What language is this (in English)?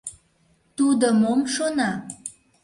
Mari